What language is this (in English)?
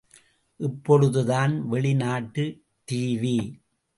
Tamil